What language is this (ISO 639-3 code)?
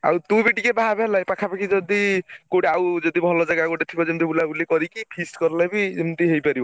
ori